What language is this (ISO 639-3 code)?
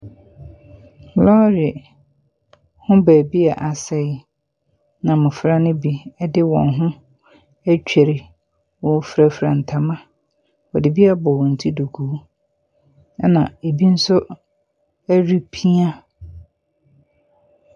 aka